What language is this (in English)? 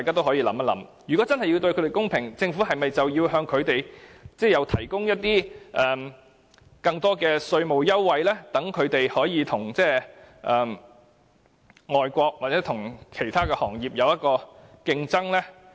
Cantonese